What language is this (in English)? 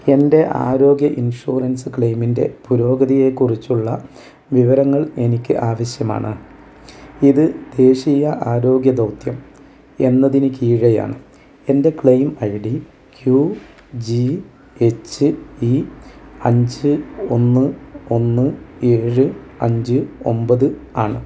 Malayalam